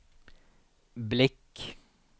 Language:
Swedish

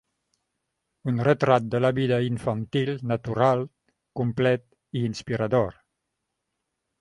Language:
Catalan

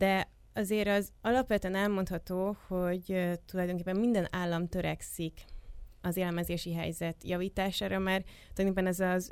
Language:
Hungarian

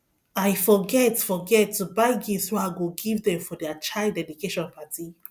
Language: Nigerian Pidgin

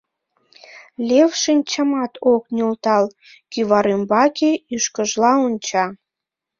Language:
Mari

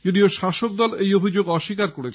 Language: Bangla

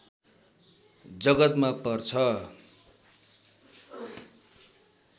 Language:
Nepali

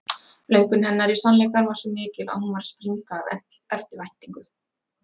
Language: Icelandic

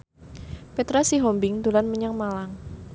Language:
Javanese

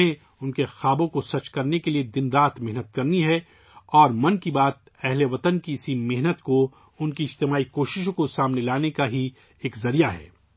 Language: Urdu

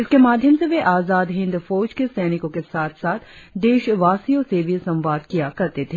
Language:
Hindi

